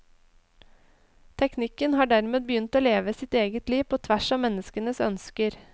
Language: Norwegian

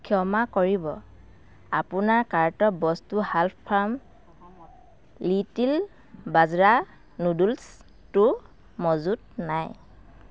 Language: Assamese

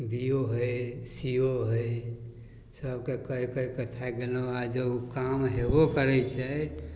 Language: Maithili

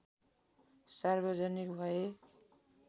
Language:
Nepali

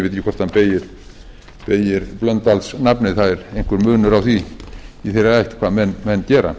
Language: Icelandic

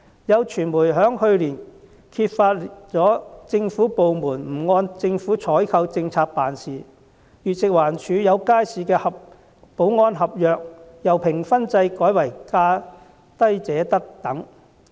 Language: Cantonese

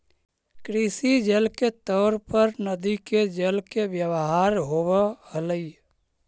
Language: Magahi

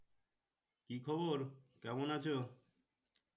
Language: Bangla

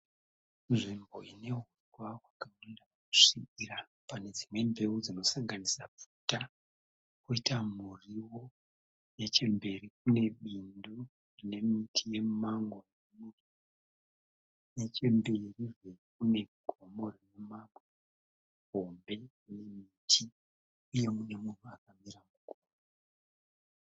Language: Shona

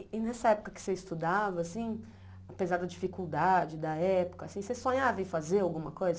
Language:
Portuguese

